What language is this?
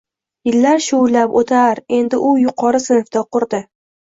Uzbek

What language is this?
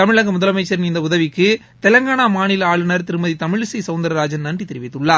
Tamil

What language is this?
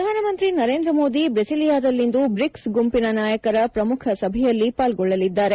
Kannada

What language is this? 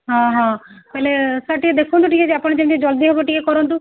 Odia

